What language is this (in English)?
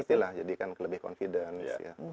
Indonesian